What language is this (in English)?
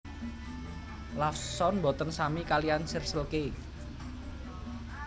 Javanese